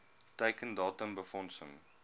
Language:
Afrikaans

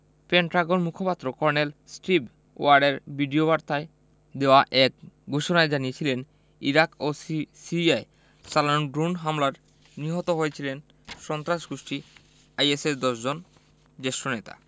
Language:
Bangla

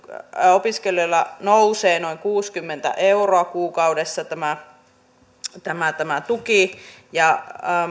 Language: Finnish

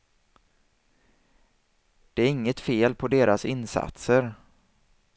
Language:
Swedish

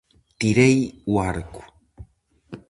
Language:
Galician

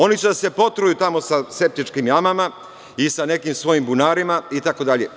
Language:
Serbian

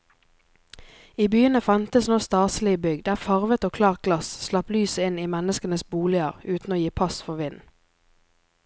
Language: Norwegian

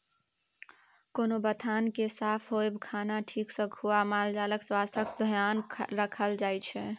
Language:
Maithili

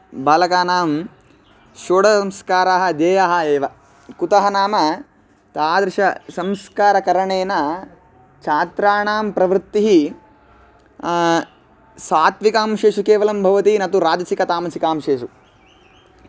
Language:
Sanskrit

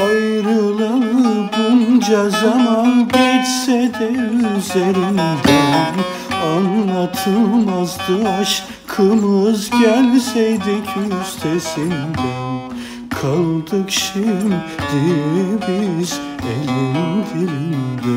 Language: Turkish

